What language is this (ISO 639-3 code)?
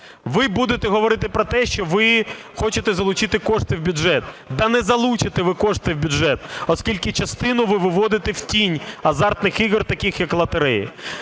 ukr